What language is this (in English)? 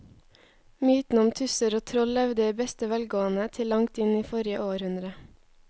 Norwegian